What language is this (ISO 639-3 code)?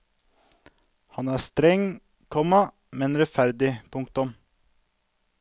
nor